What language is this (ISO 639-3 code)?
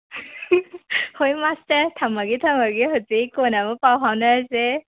mni